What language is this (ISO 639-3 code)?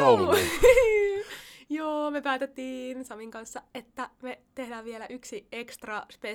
fin